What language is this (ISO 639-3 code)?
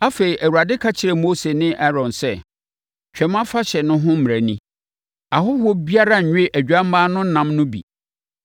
aka